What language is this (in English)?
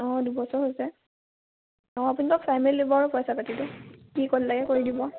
Assamese